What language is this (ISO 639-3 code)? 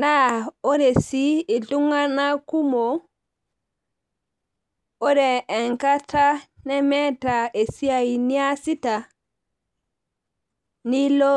mas